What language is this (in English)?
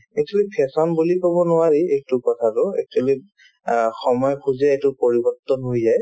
Assamese